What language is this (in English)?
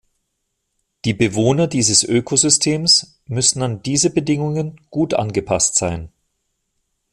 German